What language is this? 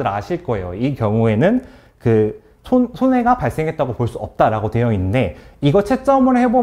Korean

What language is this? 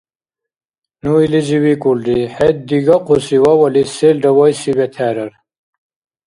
Dargwa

